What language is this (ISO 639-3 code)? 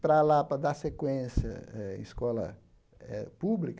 por